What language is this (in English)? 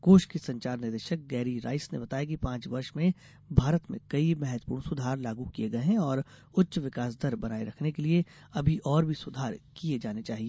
Hindi